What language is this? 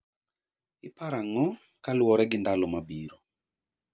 Luo (Kenya and Tanzania)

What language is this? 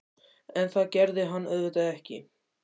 Icelandic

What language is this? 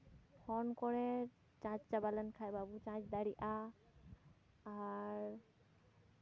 Santali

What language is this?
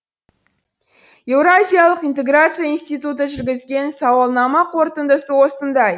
Kazakh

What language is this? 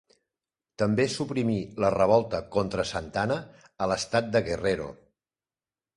Catalan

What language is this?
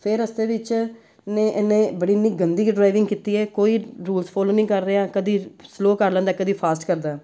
Punjabi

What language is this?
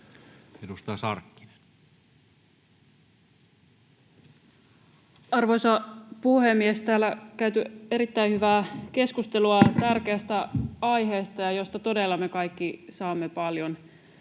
Finnish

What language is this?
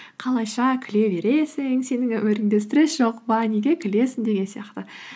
Kazakh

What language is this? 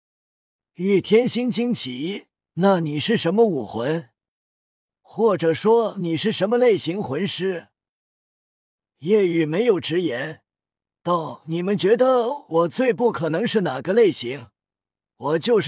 Chinese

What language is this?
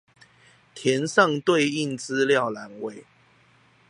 Chinese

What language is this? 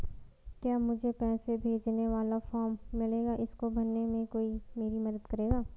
Hindi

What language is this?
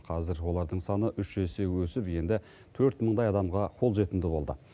Kazakh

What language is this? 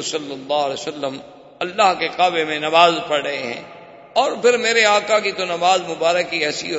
Urdu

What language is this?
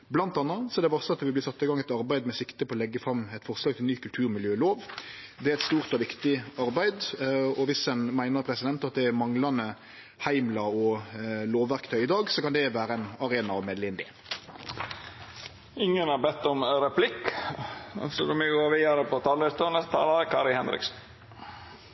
Norwegian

